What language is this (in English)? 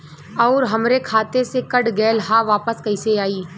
Bhojpuri